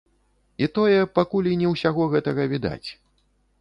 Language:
Belarusian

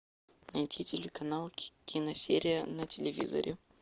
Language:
Russian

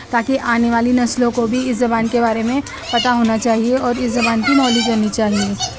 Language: Urdu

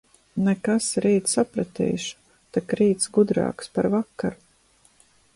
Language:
Latvian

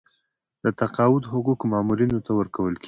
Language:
Pashto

